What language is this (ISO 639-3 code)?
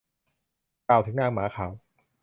tha